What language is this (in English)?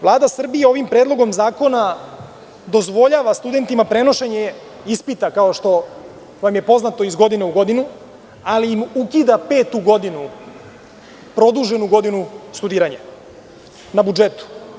Serbian